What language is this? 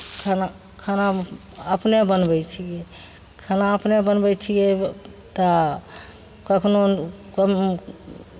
Maithili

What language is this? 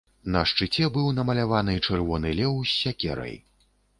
Belarusian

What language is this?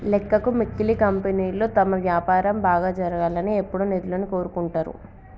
Telugu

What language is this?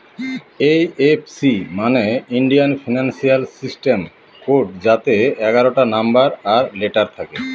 Bangla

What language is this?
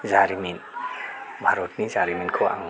Bodo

